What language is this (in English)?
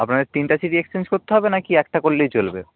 Bangla